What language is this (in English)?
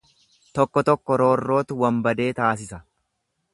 Oromo